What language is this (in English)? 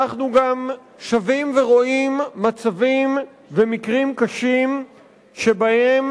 Hebrew